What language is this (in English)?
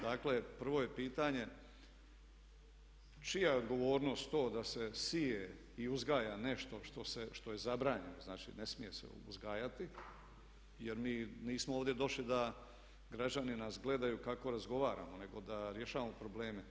Croatian